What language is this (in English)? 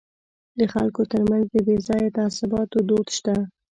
Pashto